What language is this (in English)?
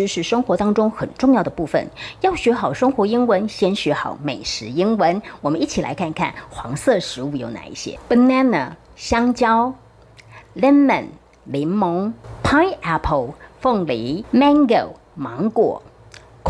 Chinese